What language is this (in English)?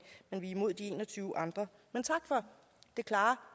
Danish